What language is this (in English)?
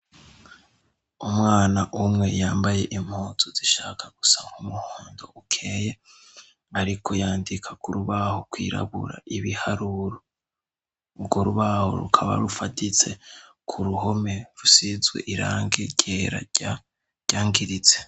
Rundi